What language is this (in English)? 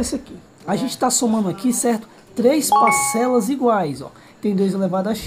Portuguese